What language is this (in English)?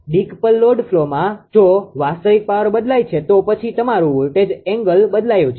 Gujarati